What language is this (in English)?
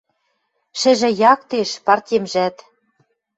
Western Mari